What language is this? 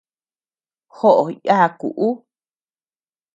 Tepeuxila Cuicatec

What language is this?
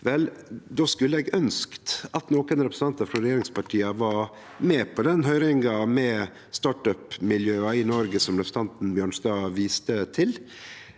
Norwegian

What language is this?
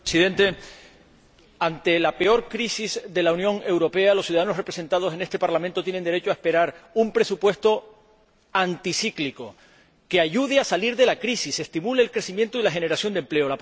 Spanish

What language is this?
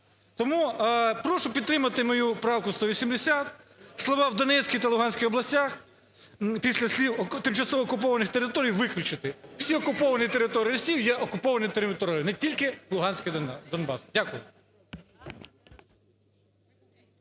Ukrainian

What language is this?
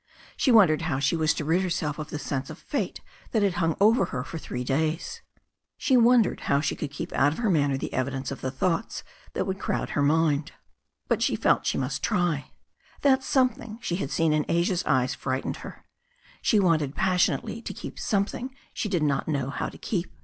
English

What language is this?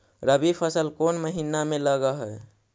Magahi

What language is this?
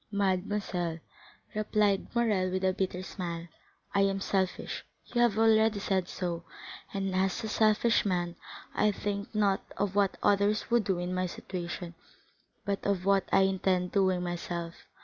English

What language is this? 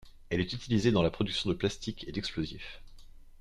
French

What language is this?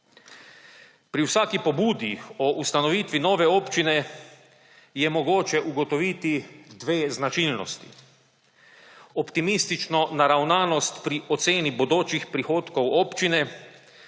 Slovenian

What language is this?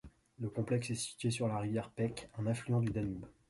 French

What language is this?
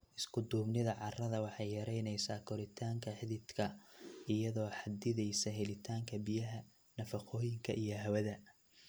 Somali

